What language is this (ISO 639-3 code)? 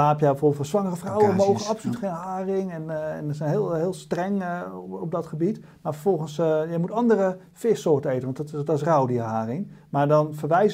nld